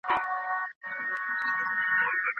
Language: Pashto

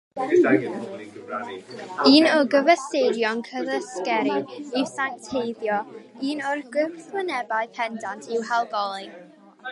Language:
Welsh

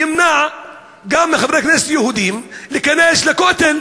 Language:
Hebrew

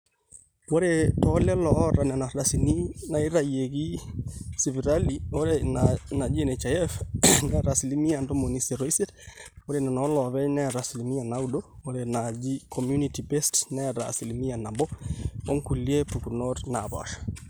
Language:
Masai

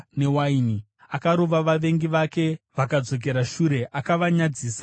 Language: Shona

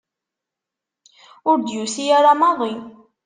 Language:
Kabyle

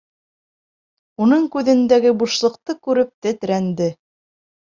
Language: Bashkir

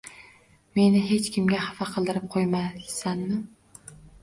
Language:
Uzbek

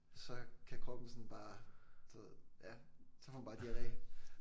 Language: Danish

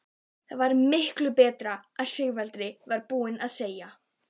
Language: Icelandic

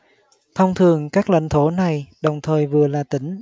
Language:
Vietnamese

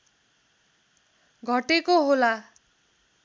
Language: Nepali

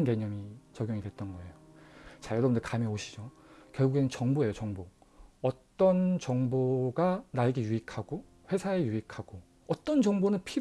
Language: Korean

